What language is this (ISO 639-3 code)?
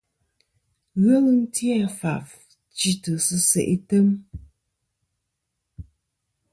bkm